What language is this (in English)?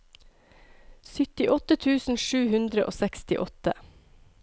Norwegian